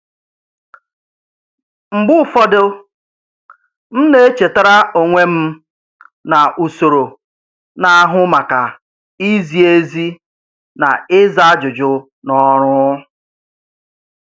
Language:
Igbo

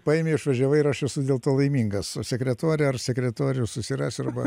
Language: Lithuanian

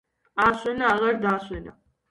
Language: Georgian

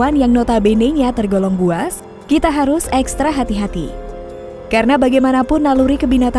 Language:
Indonesian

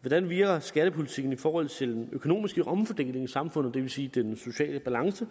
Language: Danish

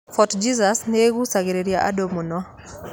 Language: Kikuyu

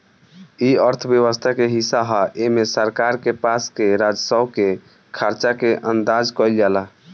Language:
Bhojpuri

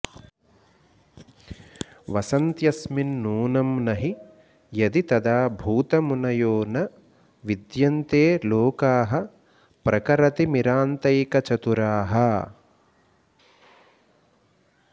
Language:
Sanskrit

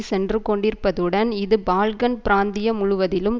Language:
Tamil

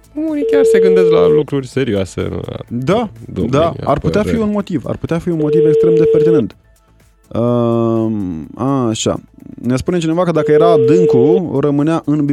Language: Romanian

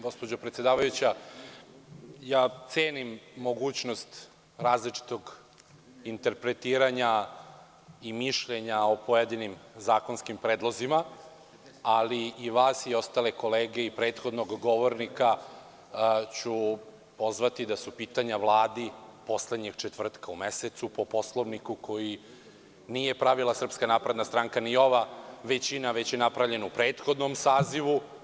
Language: Serbian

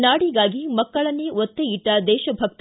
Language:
Kannada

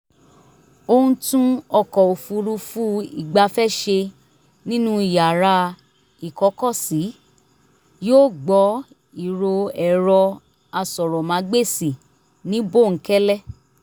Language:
Yoruba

